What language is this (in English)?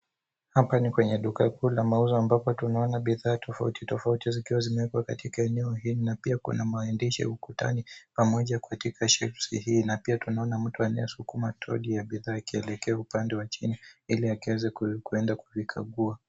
Swahili